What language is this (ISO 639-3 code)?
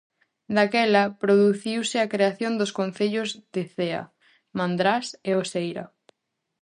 glg